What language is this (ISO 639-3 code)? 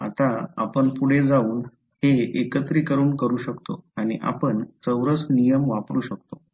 mar